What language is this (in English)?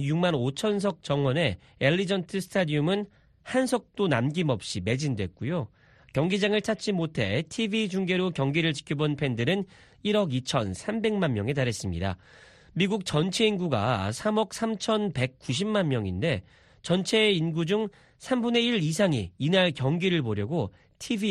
Korean